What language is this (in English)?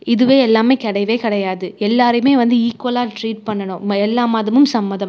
Tamil